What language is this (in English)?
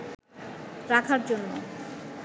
Bangla